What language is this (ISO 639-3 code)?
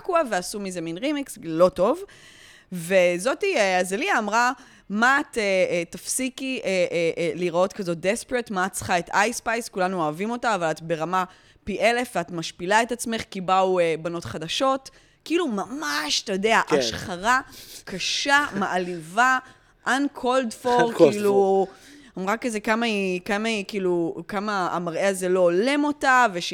heb